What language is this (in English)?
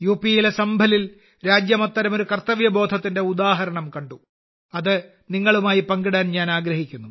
Malayalam